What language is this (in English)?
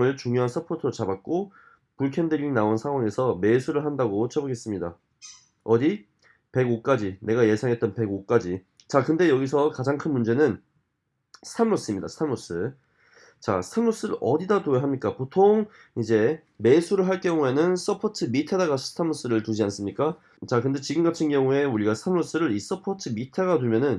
Korean